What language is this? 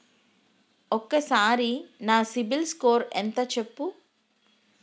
Telugu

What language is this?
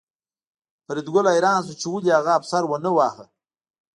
Pashto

